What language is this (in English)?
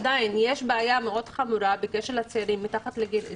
Hebrew